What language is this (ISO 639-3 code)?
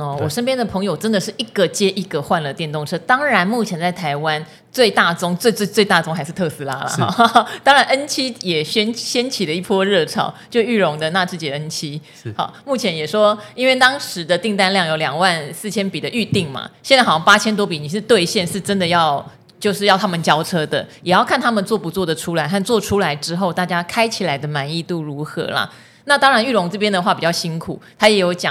zho